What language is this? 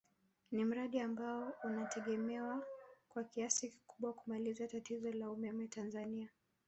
Swahili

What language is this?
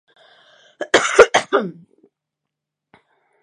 Basque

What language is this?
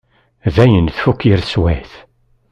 Kabyle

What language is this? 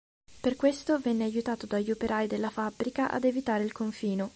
Italian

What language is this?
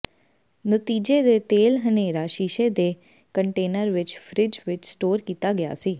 Punjabi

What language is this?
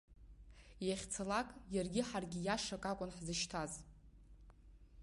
Abkhazian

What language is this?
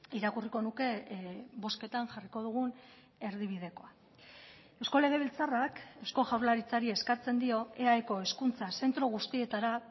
Basque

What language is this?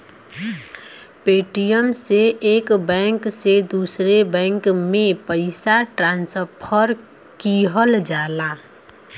Bhojpuri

